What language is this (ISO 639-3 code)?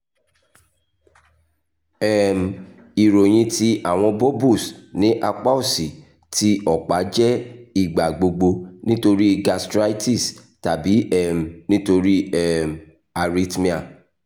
yor